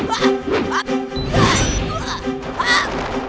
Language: Indonesian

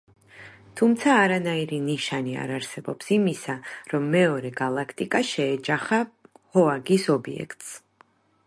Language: Georgian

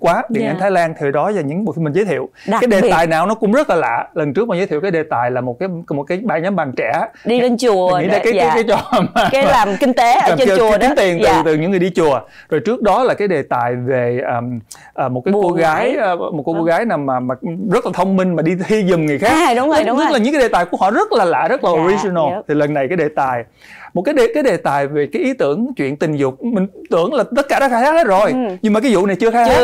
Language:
Vietnamese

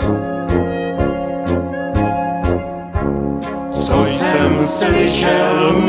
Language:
Romanian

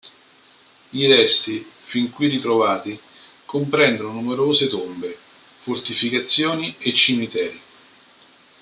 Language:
Italian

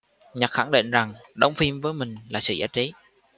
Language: Vietnamese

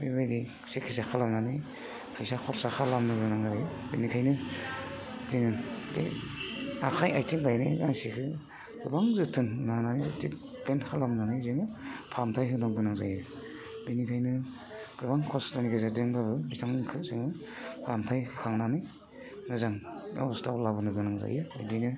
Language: Bodo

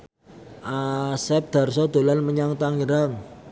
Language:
Javanese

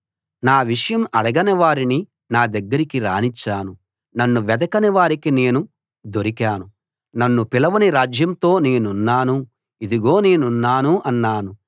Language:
Telugu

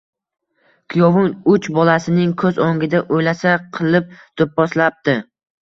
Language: Uzbek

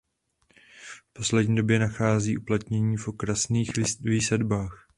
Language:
Czech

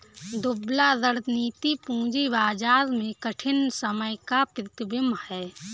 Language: Hindi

